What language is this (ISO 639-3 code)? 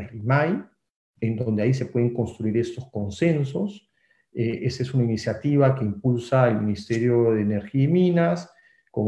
spa